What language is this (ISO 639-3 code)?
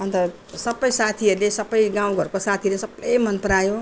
nep